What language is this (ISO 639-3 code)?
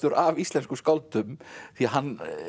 isl